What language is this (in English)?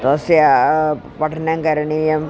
Sanskrit